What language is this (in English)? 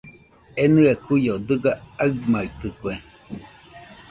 Nüpode Huitoto